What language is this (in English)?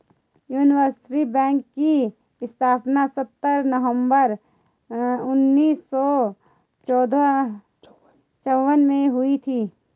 Hindi